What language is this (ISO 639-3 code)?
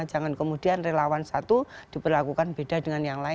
ind